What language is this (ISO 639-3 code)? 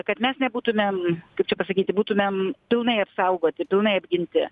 lit